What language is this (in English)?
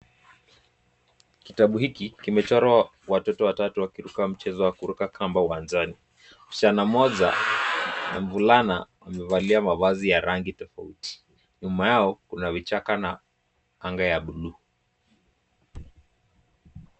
Swahili